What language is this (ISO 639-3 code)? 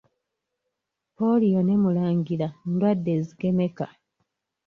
lug